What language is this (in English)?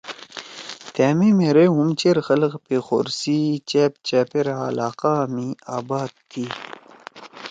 Torwali